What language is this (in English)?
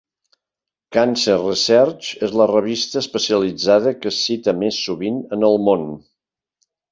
Catalan